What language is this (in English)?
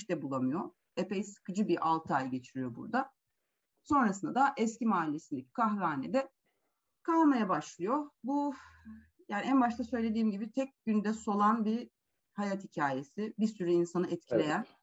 Turkish